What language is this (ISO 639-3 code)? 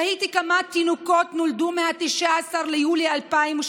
heb